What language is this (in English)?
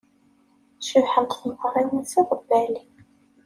Kabyle